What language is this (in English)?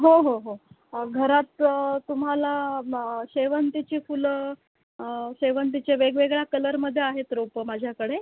Marathi